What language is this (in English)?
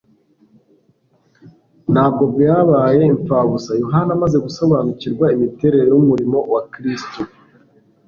Kinyarwanda